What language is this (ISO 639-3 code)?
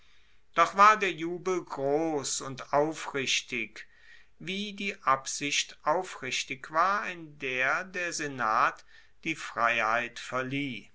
deu